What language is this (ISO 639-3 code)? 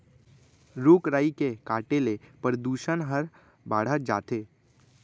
hne